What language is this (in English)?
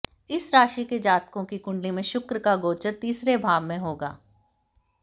Hindi